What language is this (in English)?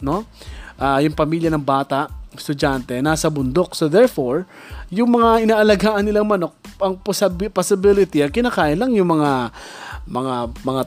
Filipino